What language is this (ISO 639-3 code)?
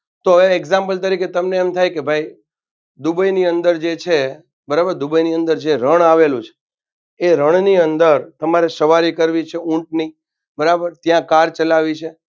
guj